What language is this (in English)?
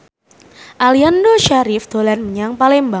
Javanese